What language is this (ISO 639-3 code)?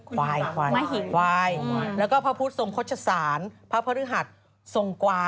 tha